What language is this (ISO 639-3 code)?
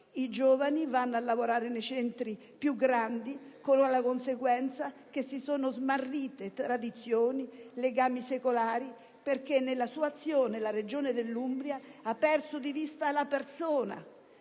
ita